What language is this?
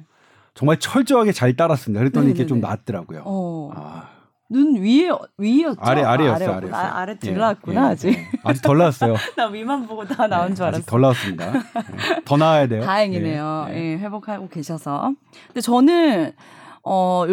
Korean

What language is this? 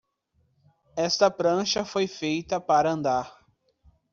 Portuguese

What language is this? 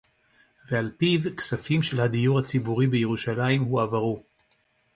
Hebrew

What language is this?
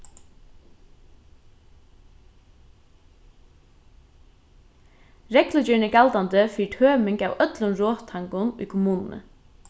Faroese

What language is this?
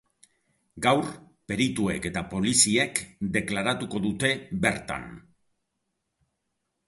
Basque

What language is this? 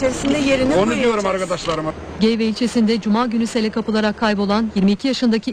Turkish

